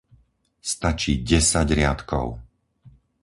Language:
Slovak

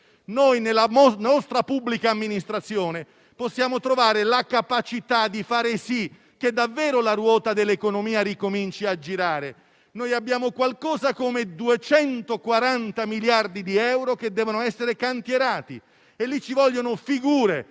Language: Italian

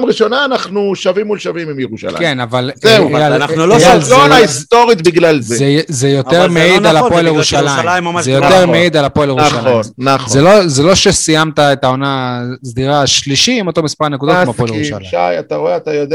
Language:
Hebrew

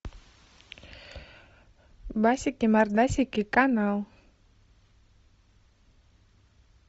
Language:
Russian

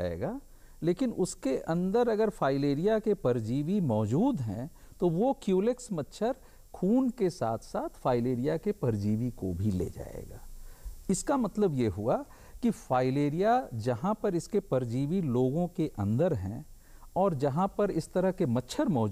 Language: Hindi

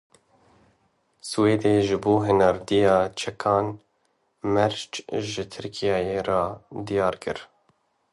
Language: Kurdish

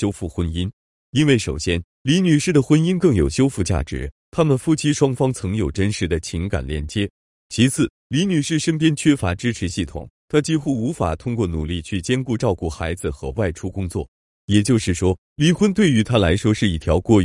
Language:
Chinese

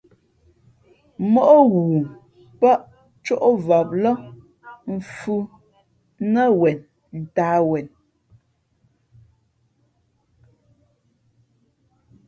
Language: Fe'fe'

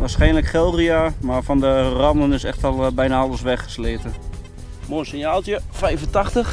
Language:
Dutch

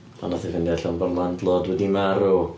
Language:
Welsh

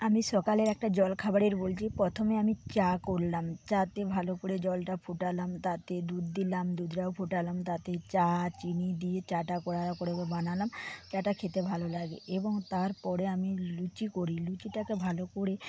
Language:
Bangla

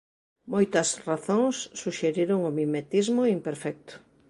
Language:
Galician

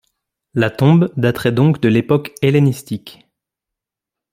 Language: French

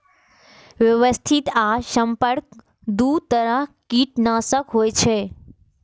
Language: Maithili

